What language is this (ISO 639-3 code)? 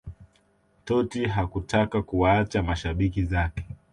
swa